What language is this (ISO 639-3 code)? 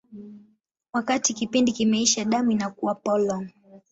swa